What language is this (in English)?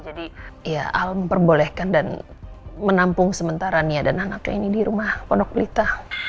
Indonesian